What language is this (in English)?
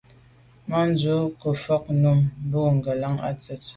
Medumba